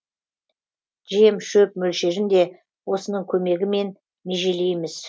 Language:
Kazakh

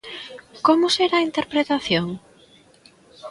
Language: Galician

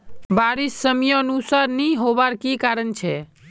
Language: Magahi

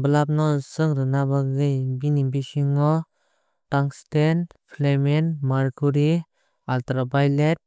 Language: Kok Borok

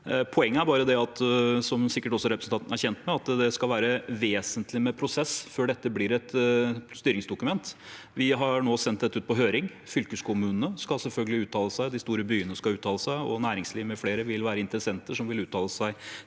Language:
Norwegian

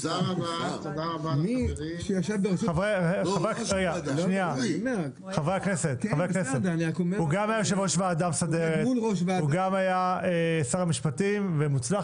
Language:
Hebrew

